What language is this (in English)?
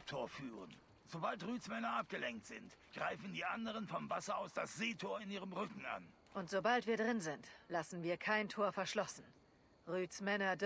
German